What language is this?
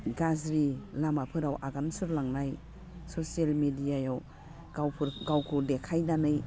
Bodo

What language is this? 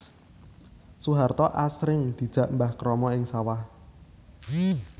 Javanese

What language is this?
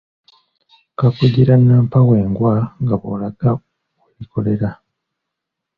Ganda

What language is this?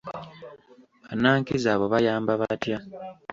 Ganda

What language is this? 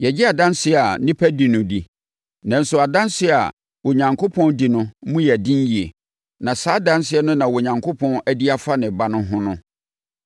Akan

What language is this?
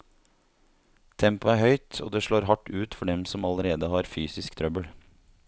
Norwegian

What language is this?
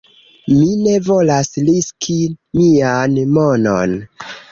Esperanto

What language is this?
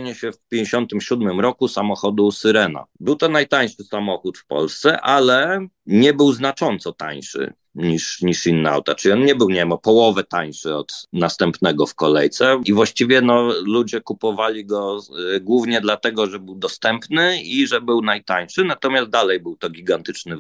Polish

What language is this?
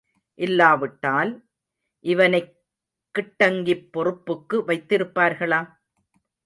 Tamil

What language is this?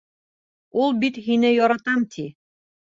Bashkir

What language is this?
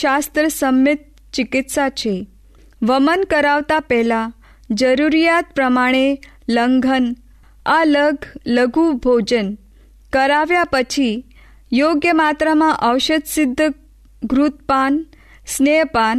Hindi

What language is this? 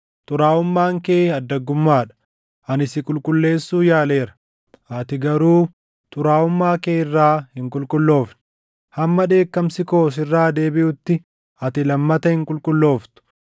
Oromo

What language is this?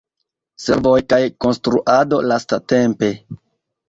Esperanto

